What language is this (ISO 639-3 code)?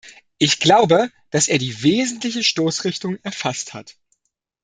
deu